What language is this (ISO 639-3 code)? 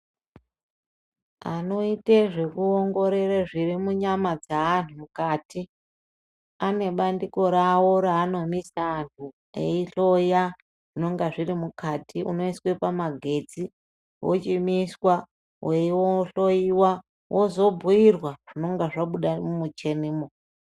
ndc